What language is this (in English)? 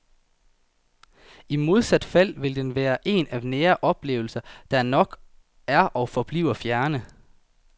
Danish